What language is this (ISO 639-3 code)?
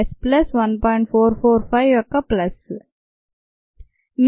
tel